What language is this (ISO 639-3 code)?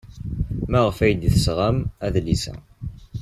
kab